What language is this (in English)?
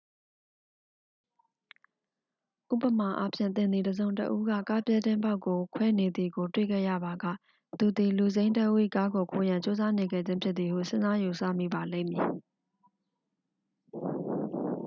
Burmese